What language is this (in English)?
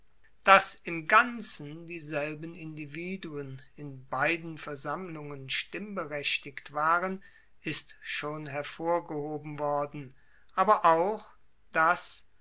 German